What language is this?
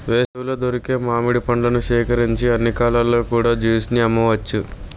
Telugu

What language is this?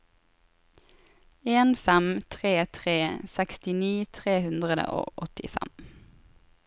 Norwegian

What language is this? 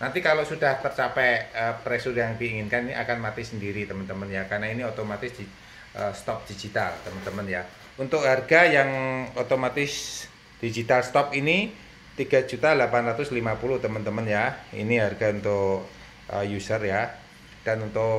Indonesian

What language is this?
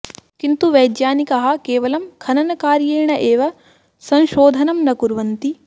Sanskrit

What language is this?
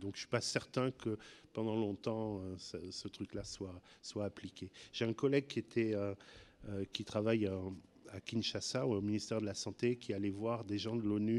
French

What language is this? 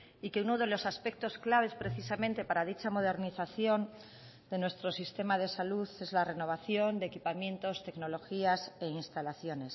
Spanish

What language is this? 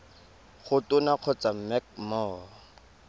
Tswana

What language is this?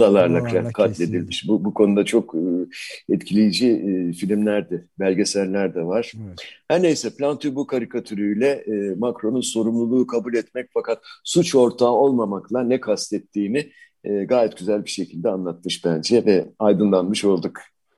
Turkish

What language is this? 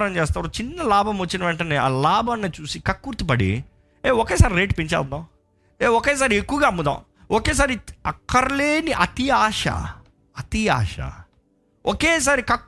Telugu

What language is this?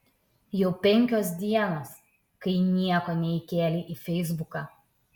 Lithuanian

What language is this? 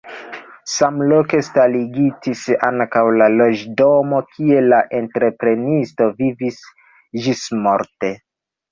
Esperanto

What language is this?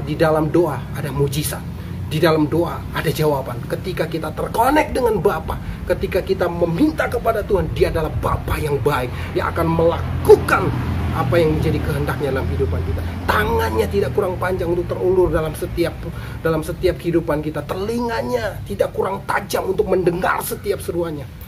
Indonesian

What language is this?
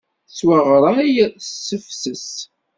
Kabyle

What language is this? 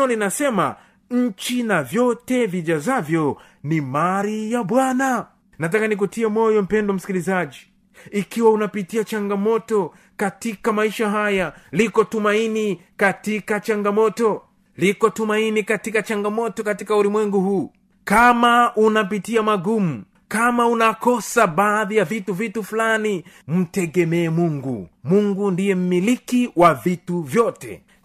Swahili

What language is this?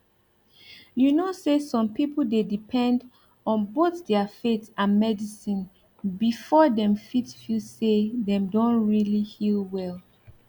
Nigerian Pidgin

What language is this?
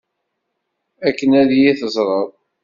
Kabyle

